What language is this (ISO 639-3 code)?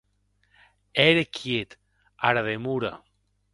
oci